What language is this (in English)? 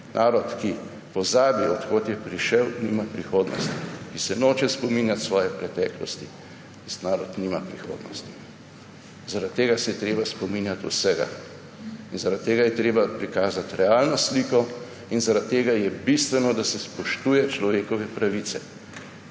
Slovenian